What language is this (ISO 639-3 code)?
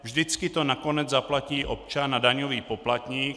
ces